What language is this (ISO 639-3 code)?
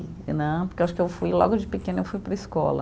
por